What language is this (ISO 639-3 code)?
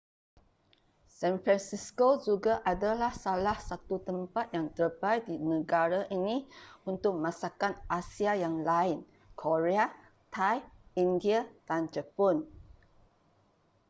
msa